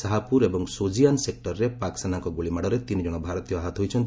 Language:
Odia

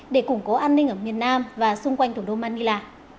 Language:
Vietnamese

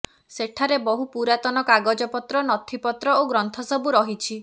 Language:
Odia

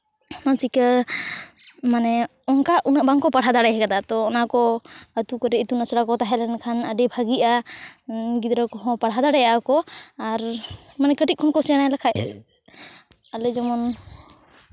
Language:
Santali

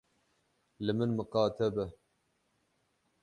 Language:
Kurdish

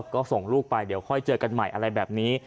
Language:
Thai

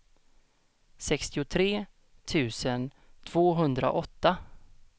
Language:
Swedish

